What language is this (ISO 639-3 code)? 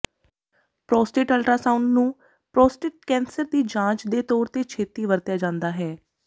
pan